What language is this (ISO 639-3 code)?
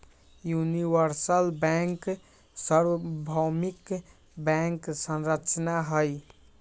mag